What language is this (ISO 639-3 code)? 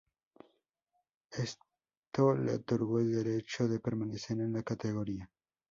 spa